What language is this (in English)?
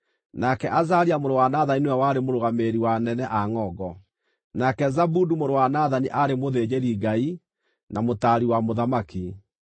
Kikuyu